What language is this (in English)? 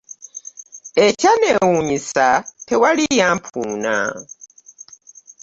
Ganda